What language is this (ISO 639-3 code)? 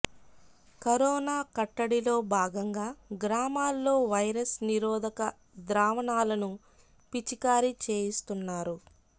tel